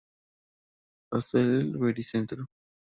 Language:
Spanish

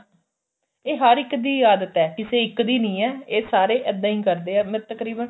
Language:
Punjabi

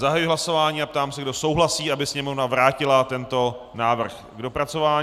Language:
Czech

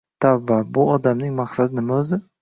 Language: Uzbek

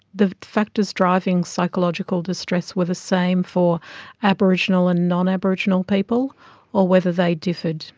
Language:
English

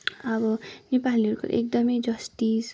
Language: Nepali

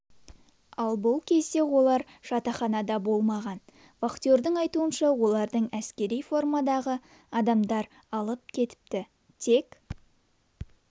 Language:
Kazakh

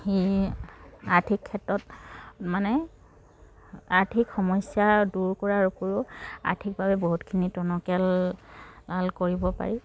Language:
Assamese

